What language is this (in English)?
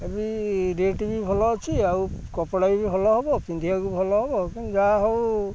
Odia